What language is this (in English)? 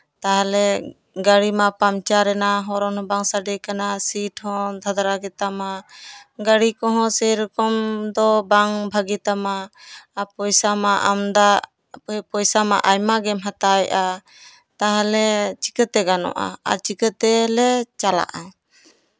Santali